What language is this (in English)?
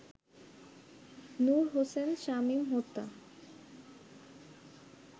Bangla